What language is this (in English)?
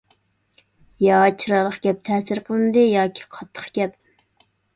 Uyghur